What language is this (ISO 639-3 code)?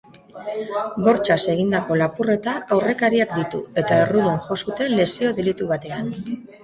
eus